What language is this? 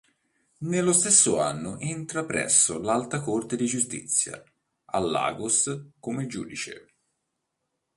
Italian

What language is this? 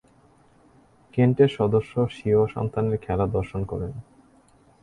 Bangla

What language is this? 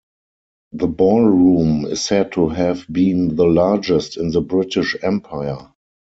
English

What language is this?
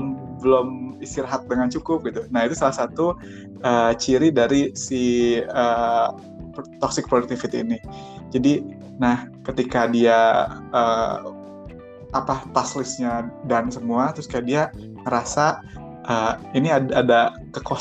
Indonesian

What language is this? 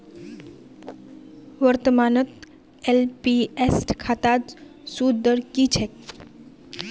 Magahi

